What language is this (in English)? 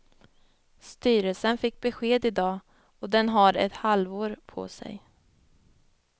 Swedish